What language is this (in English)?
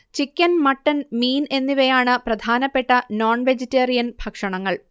Malayalam